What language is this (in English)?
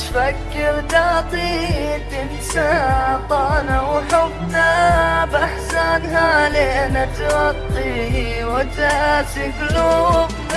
Arabic